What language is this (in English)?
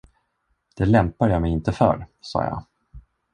Swedish